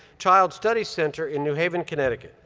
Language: English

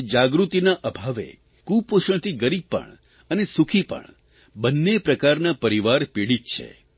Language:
Gujarati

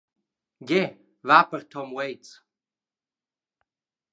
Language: Romansh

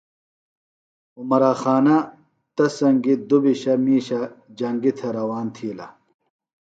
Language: Phalura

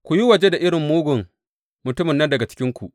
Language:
Hausa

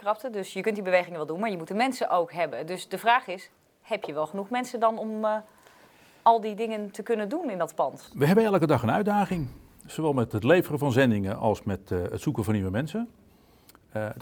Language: Dutch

